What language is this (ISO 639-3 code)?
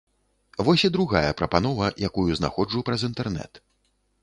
bel